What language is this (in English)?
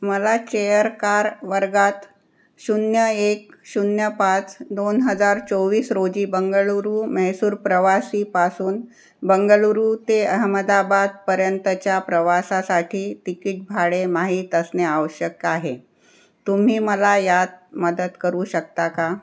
Marathi